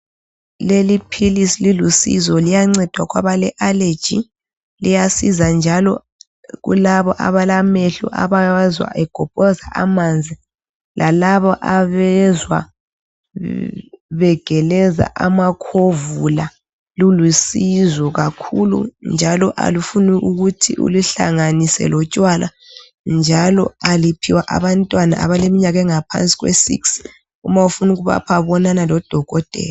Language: North Ndebele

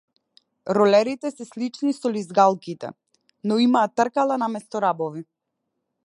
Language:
Macedonian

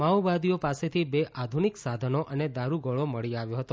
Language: Gujarati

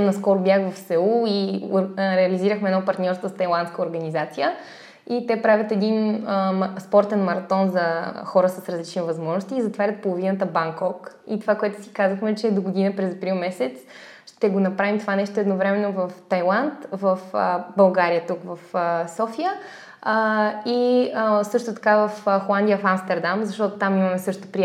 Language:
Bulgarian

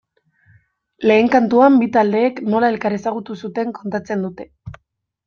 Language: Basque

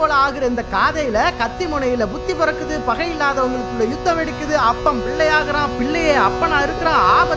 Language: Tamil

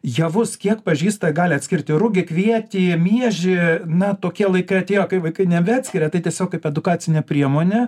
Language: Lithuanian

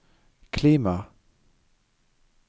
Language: Norwegian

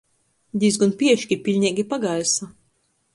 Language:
Latgalian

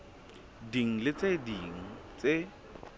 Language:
Southern Sotho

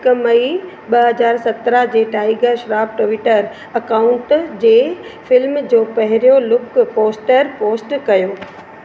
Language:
Sindhi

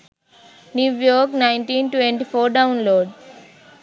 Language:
Sinhala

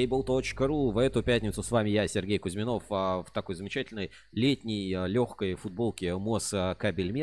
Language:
Russian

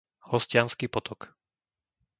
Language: Slovak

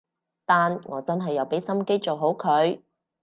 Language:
Cantonese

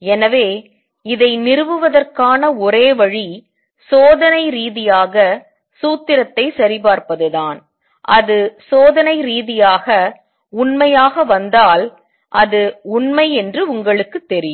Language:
Tamil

